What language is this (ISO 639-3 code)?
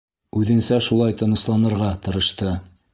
bak